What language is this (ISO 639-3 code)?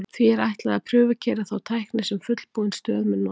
isl